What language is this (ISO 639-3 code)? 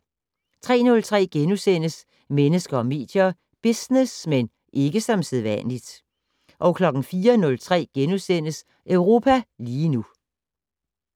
dan